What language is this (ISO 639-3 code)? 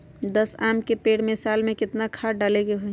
mag